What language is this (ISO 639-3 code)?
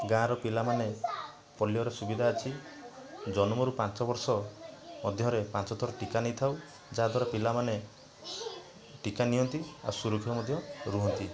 ori